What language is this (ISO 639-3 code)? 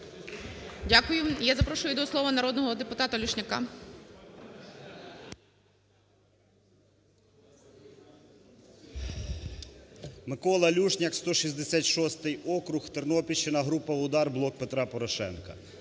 ukr